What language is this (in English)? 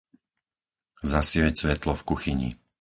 Slovak